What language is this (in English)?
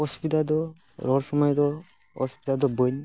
Santali